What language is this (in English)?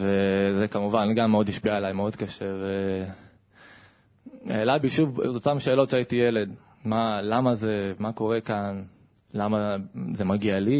Hebrew